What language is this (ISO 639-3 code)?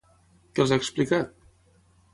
cat